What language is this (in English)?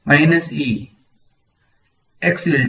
Gujarati